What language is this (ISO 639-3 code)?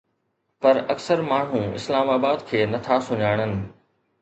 snd